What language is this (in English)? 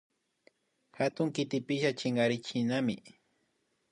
Imbabura Highland Quichua